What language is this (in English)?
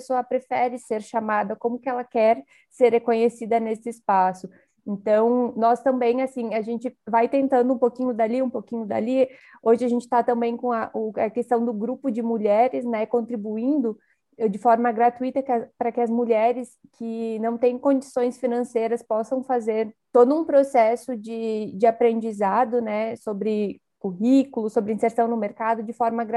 Portuguese